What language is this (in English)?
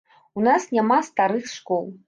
Belarusian